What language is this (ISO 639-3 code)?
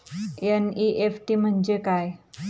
mar